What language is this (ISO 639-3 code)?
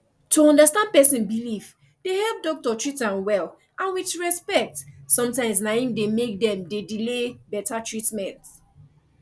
pcm